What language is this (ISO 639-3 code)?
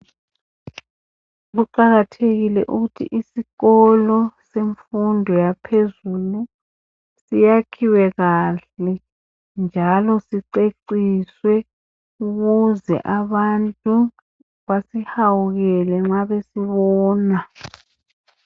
nde